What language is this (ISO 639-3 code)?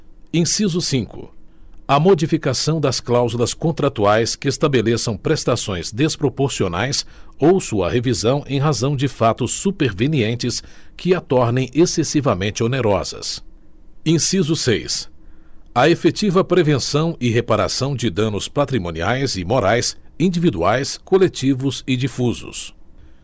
por